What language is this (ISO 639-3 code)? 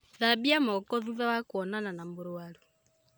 kik